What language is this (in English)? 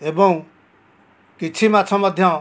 Odia